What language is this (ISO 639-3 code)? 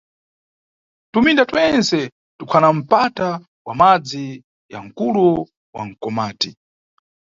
nyu